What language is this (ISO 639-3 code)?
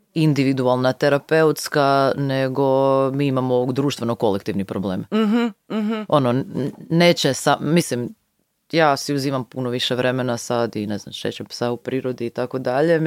hrv